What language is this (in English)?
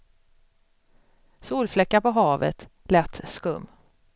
Swedish